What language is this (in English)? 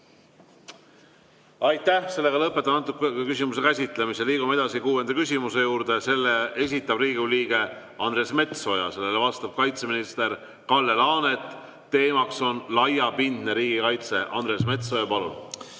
Estonian